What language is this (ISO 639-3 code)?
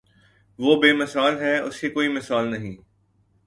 urd